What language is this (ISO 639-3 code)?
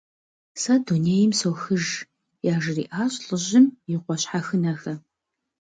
kbd